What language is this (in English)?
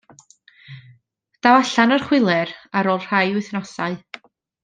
Welsh